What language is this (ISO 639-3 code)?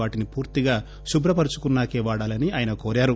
tel